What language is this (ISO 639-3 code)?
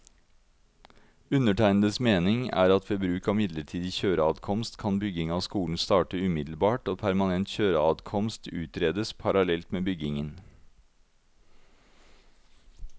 nor